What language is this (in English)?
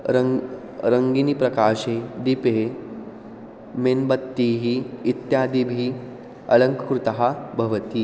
Sanskrit